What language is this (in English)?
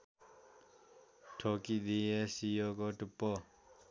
Nepali